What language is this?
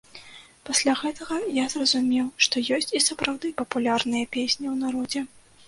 Belarusian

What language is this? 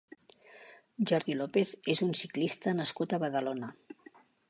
Catalan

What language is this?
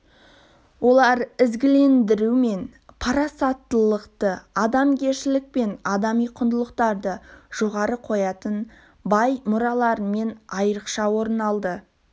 Kazakh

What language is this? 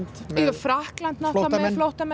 Icelandic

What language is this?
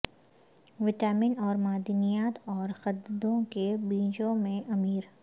Urdu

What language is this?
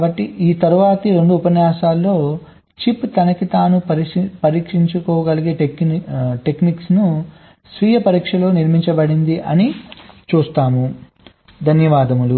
Telugu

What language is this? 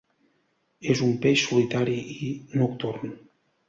Catalan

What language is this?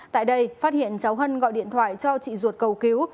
Vietnamese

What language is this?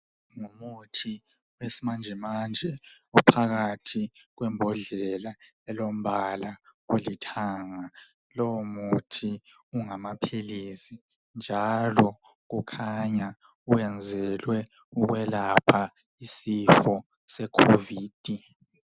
North Ndebele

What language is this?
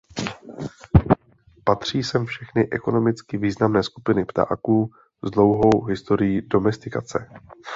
Czech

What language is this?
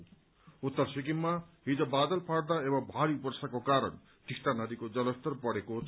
Nepali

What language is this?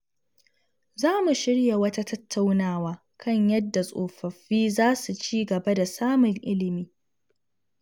Hausa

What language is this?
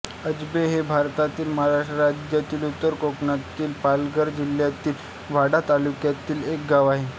Marathi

